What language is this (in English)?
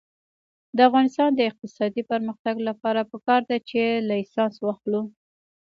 Pashto